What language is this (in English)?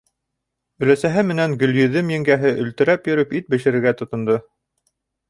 Bashkir